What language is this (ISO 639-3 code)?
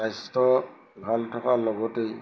asm